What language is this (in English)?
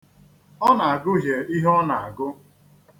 Igbo